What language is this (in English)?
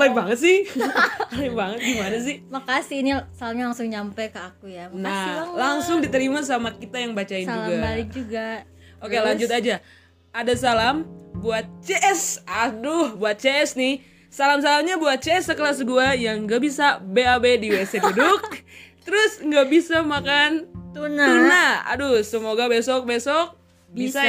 Indonesian